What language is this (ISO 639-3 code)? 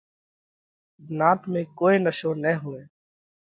kvx